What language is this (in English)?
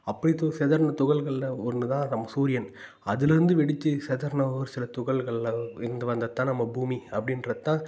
Tamil